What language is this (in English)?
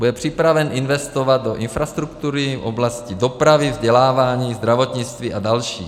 Czech